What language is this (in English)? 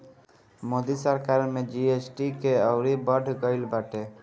Bhojpuri